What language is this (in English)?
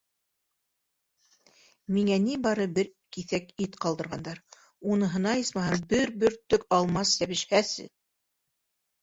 Bashkir